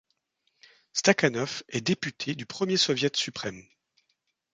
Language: French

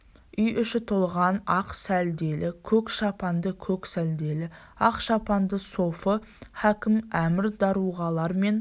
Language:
Kazakh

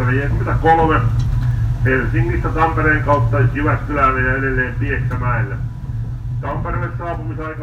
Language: Finnish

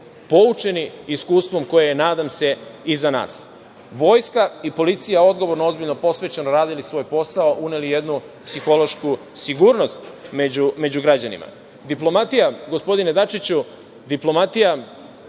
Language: Serbian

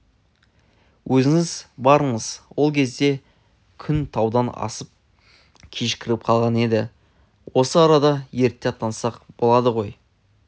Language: Kazakh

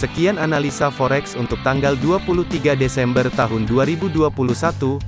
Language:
Indonesian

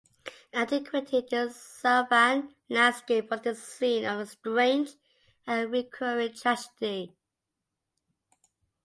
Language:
English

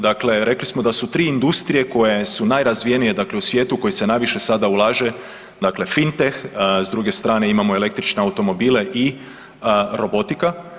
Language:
Croatian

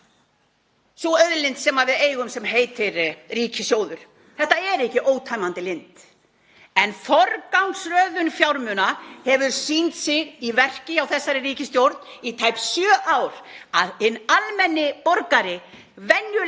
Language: Icelandic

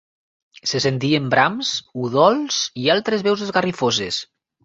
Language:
Catalan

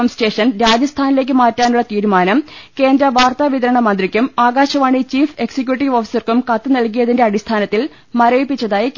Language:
Malayalam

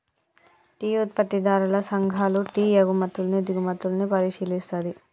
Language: Telugu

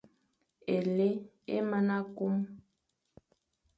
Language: Fang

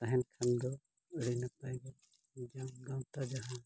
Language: Santali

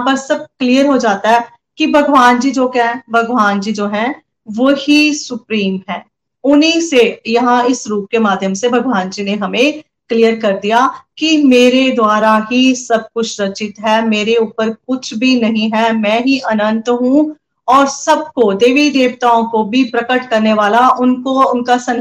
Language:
Hindi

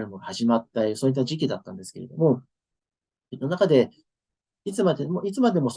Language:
Japanese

